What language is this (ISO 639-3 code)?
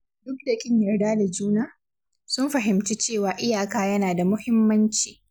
hau